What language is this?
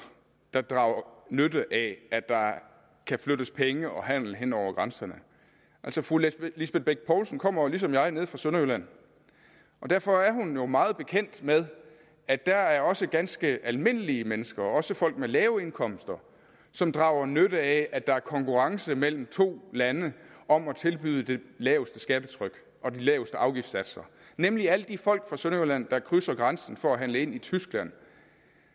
Danish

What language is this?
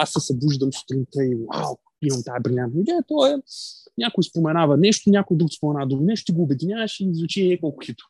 Bulgarian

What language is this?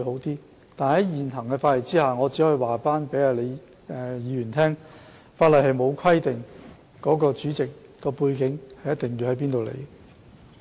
Cantonese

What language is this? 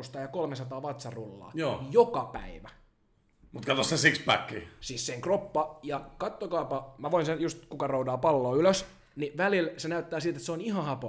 Finnish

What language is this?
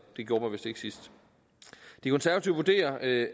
Danish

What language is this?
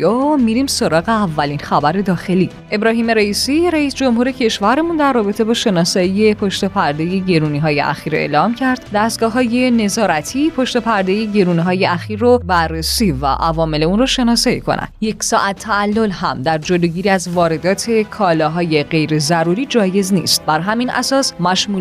Persian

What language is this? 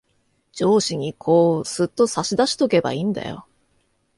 Japanese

